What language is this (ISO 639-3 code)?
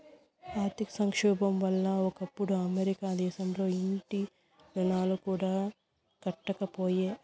tel